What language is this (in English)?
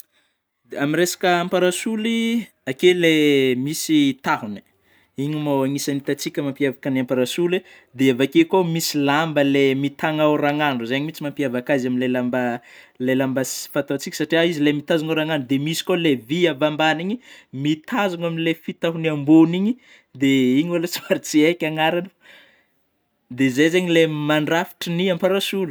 Northern Betsimisaraka Malagasy